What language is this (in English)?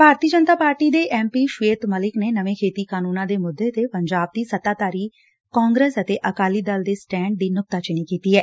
Punjabi